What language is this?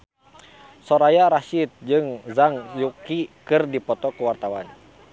Sundanese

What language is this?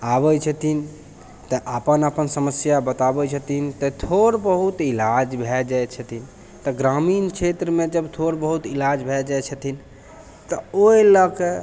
Maithili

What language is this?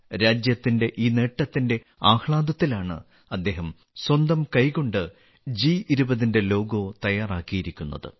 Malayalam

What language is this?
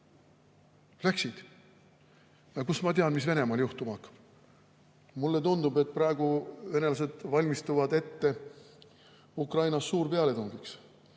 Estonian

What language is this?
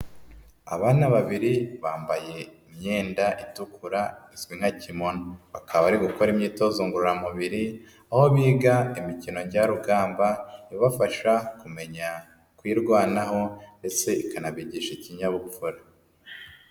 Kinyarwanda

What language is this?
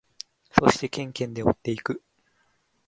Japanese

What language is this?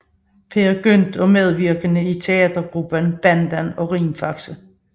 Danish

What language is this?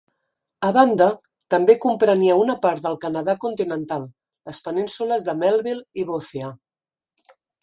Catalan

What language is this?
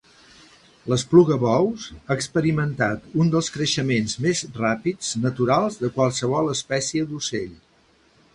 Catalan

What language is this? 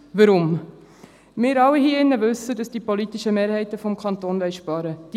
Swiss German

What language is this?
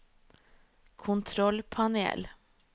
Norwegian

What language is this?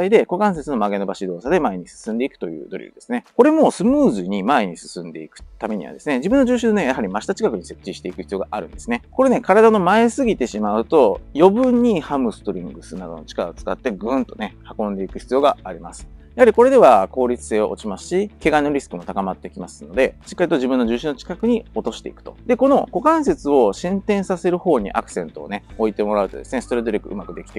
Japanese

